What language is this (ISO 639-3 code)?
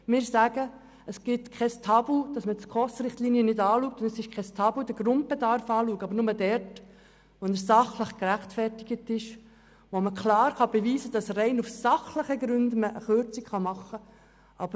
gsw